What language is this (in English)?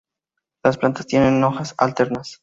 Spanish